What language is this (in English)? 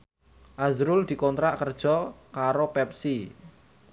Javanese